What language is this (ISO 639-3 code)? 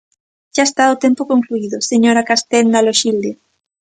glg